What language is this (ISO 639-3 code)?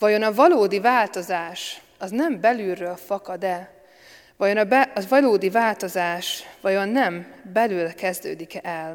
hun